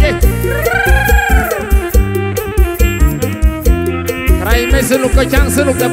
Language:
Thai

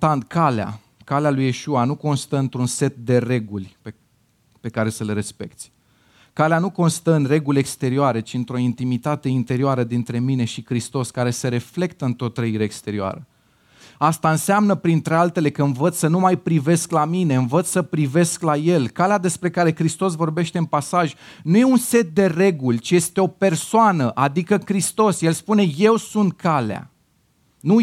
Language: Romanian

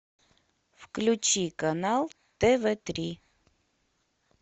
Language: Russian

